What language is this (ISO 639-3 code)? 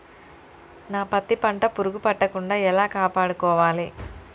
tel